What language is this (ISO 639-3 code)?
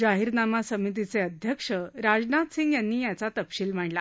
mar